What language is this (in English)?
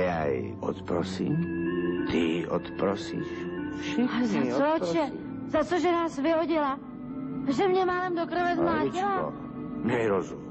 Czech